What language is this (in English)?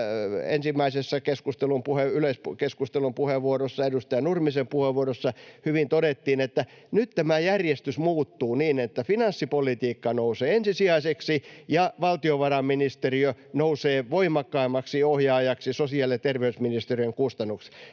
Finnish